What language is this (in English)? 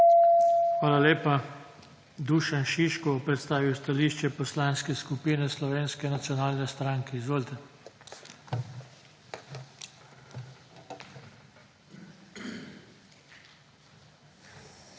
Slovenian